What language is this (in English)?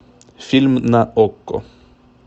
Russian